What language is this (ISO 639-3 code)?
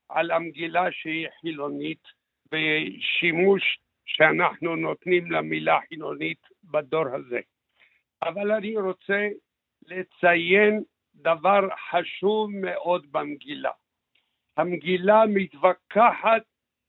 heb